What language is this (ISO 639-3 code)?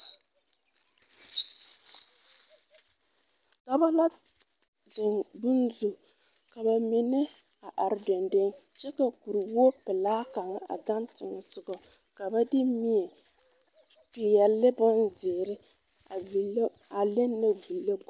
dga